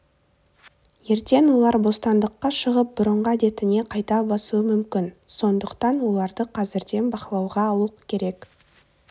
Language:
Kazakh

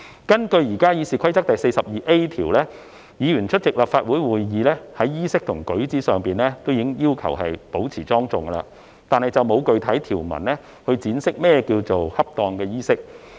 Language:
Cantonese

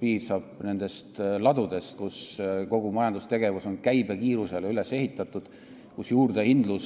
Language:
Estonian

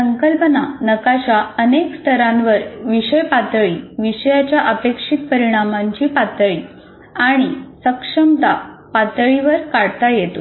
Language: Marathi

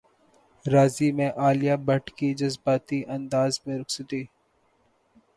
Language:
Urdu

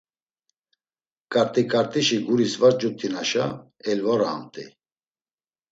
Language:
Laz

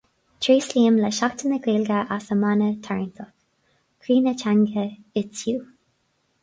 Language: Irish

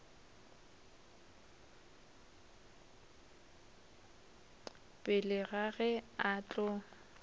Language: Northern Sotho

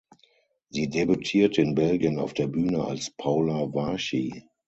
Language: German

